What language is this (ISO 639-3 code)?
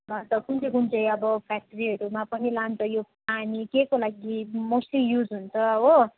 nep